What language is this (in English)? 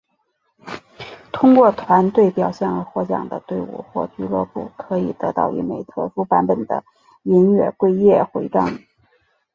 Chinese